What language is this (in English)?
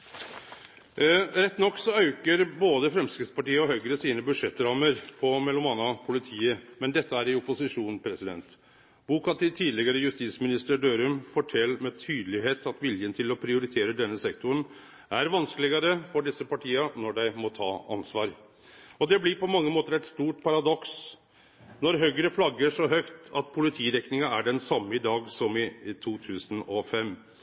Norwegian Nynorsk